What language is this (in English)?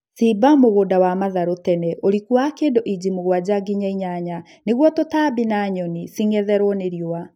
Kikuyu